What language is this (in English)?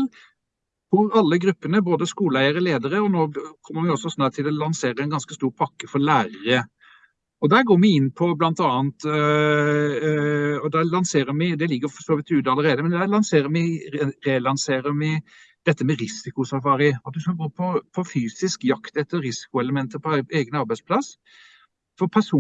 Norwegian